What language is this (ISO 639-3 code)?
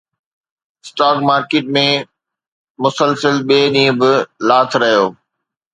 snd